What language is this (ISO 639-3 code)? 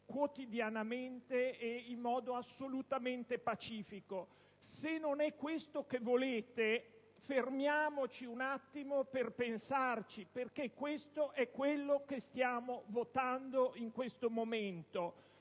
ita